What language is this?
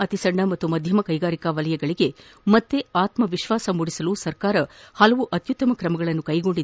Kannada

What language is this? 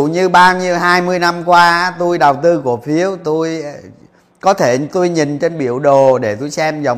Vietnamese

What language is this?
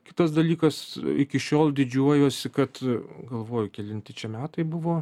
Lithuanian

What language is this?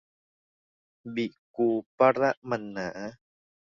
Thai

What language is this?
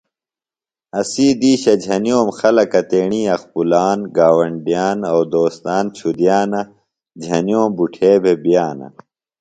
Phalura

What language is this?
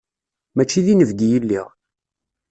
Kabyle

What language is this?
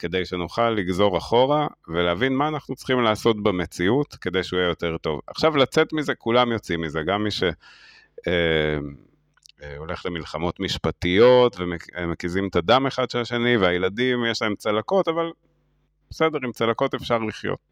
Hebrew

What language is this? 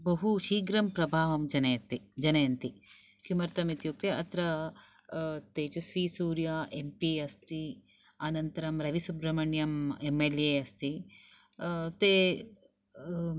Sanskrit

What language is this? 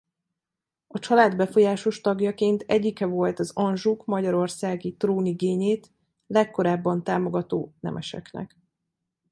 Hungarian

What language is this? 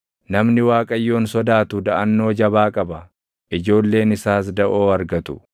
Oromo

